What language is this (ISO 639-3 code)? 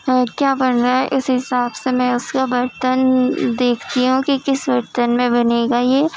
urd